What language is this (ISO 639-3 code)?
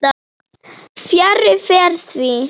isl